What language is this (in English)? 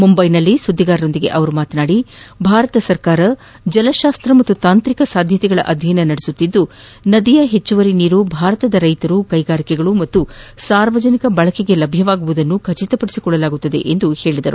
Kannada